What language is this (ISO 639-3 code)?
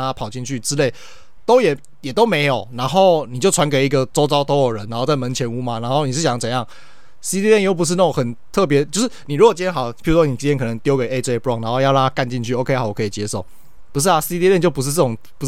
zho